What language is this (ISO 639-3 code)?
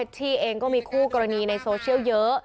tha